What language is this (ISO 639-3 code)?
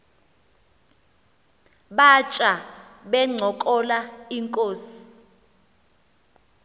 xho